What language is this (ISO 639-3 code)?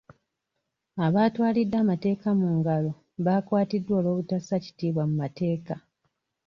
lug